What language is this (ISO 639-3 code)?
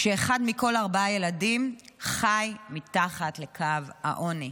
heb